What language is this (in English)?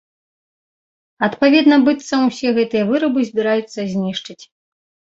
Belarusian